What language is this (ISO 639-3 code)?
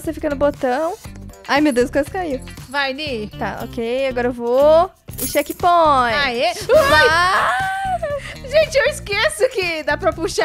por